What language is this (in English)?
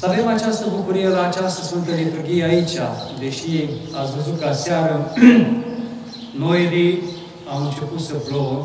Romanian